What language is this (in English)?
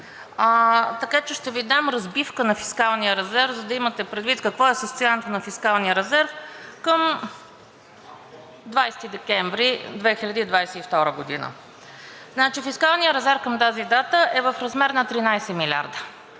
Bulgarian